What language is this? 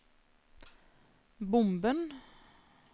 Norwegian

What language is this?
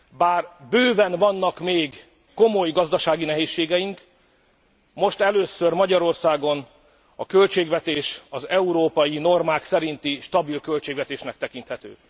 Hungarian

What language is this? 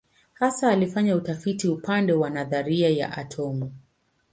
Swahili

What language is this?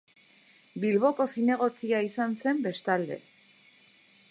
Basque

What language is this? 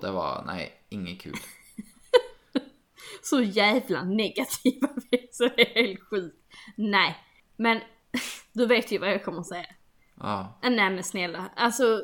Swedish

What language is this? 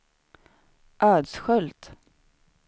Swedish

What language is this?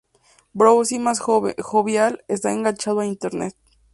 Spanish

